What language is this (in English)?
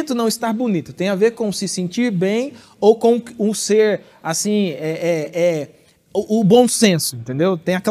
Portuguese